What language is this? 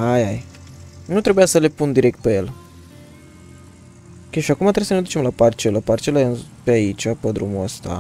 Romanian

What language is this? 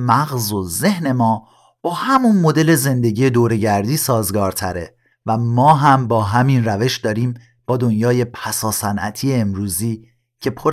Persian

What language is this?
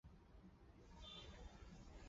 Chinese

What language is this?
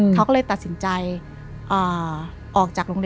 Thai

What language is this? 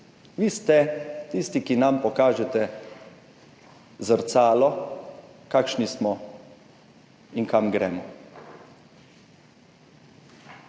Slovenian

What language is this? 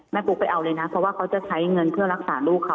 Thai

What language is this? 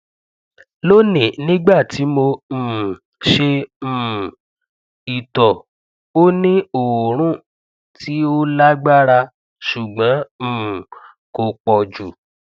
Yoruba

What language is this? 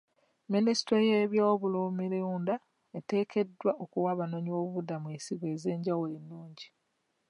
Ganda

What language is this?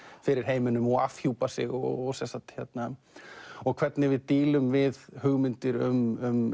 Icelandic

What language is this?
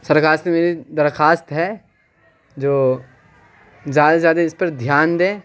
Urdu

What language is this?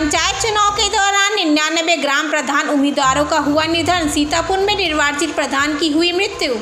Hindi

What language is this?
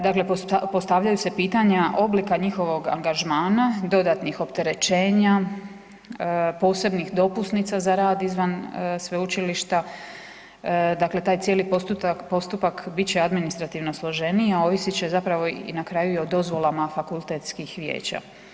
Croatian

